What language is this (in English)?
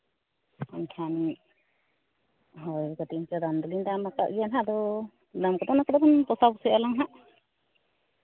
Santali